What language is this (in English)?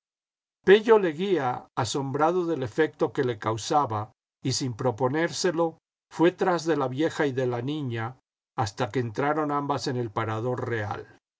Spanish